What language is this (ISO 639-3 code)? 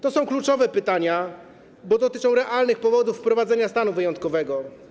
pol